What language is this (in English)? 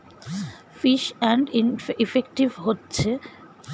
Bangla